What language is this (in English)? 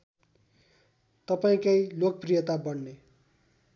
Nepali